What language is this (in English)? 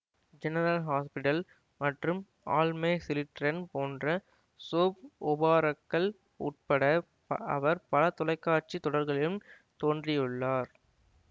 Tamil